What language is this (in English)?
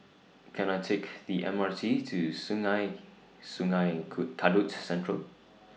English